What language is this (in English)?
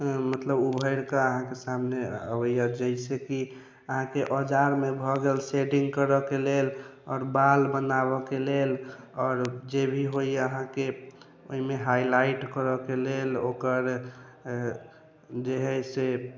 Maithili